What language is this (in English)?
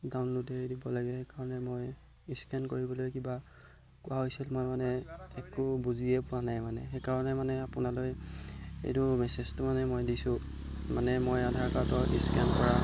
Assamese